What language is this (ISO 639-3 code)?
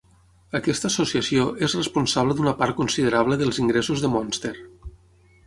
cat